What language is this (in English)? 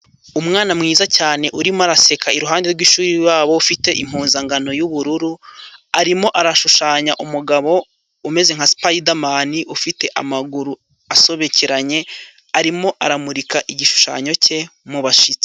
Kinyarwanda